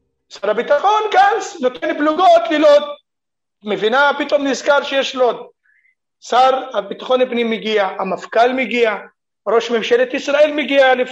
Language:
Hebrew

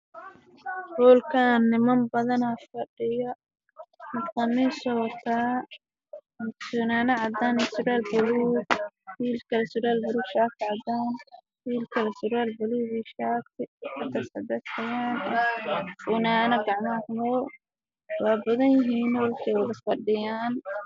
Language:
Somali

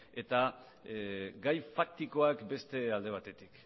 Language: Basque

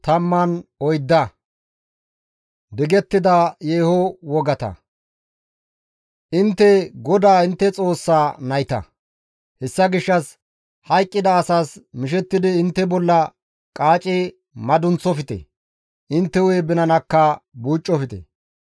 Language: Gamo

